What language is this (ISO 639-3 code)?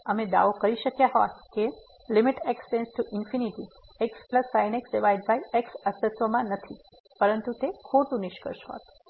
guj